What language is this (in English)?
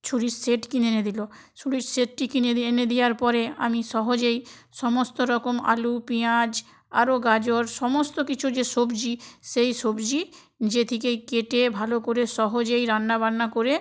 Bangla